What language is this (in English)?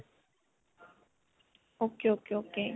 Punjabi